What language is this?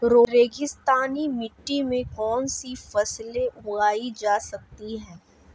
Hindi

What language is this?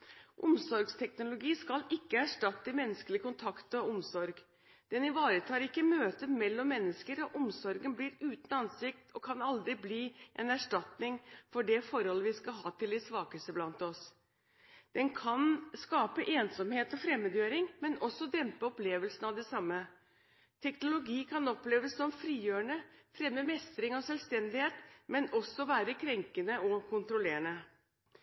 Norwegian Bokmål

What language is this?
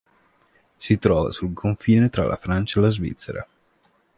Italian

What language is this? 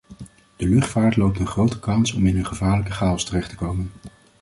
Dutch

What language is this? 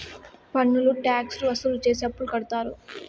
Telugu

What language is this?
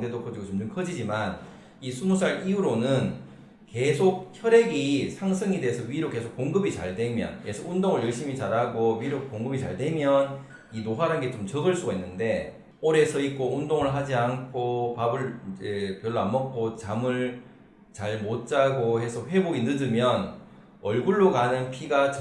Korean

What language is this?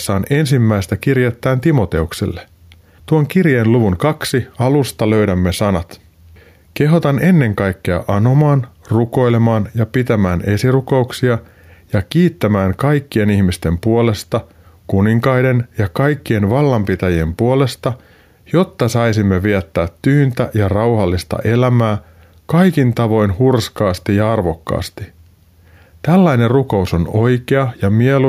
Finnish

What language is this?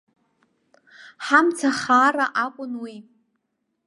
Abkhazian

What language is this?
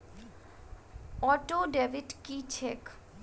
Maithili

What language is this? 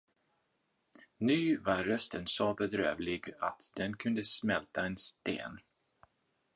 Swedish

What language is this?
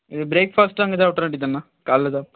Tamil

